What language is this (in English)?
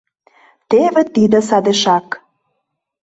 Mari